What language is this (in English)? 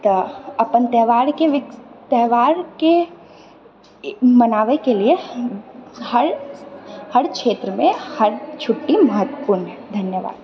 Maithili